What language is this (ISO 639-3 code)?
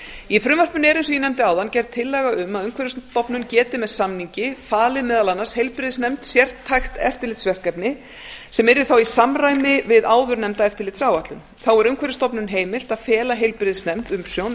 isl